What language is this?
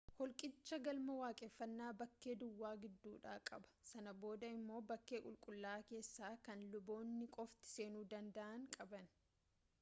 Oromo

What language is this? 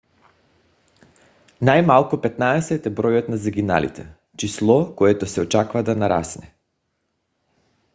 Bulgarian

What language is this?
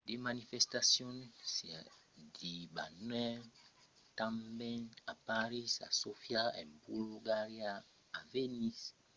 Occitan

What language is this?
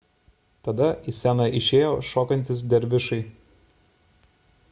Lithuanian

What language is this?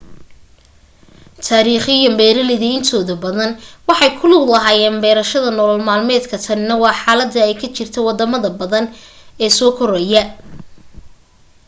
Somali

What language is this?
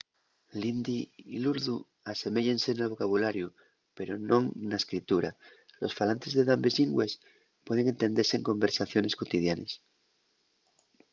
Asturian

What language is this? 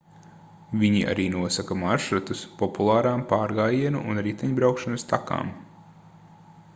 Latvian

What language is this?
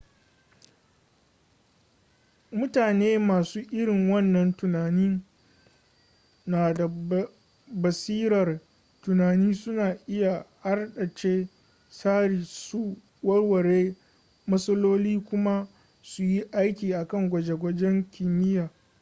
Hausa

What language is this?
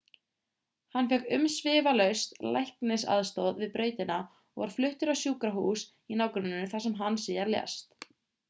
Icelandic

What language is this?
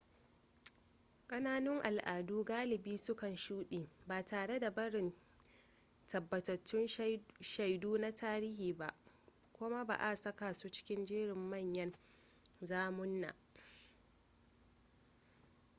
Hausa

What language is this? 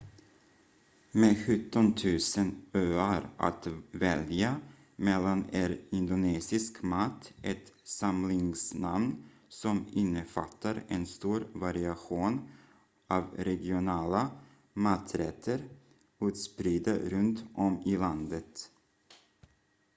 Swedish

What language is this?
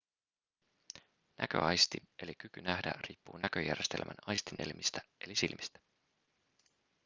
Finnish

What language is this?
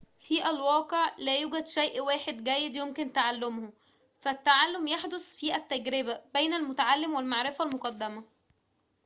Arabic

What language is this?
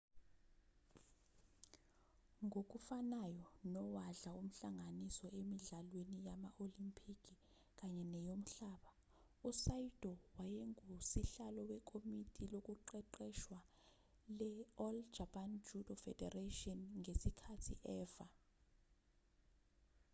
Zulu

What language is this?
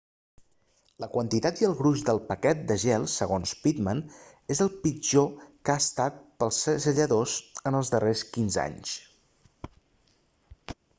Catalan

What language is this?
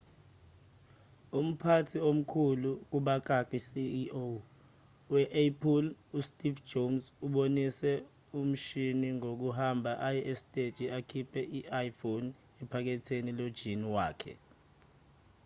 Zulu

